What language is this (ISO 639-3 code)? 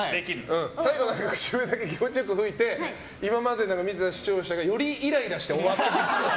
jpn